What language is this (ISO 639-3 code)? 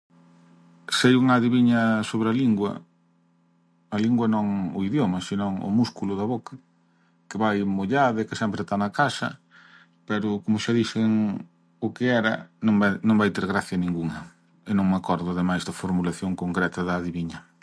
glg